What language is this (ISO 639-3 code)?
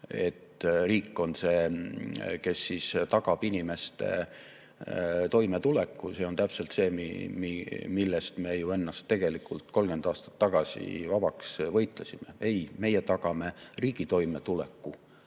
est